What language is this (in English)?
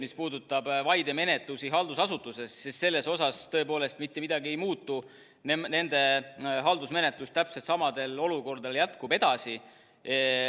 Estonian